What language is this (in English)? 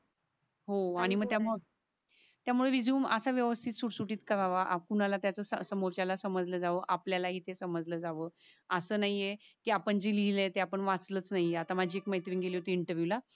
Marathi